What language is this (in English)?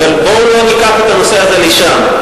Hebrew